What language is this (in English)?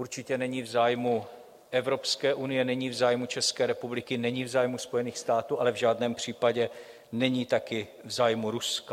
Czech